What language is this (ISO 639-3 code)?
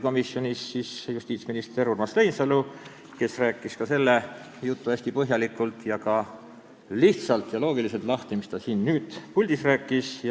est